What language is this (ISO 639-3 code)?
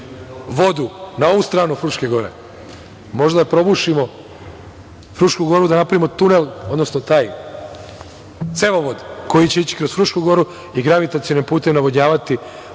srp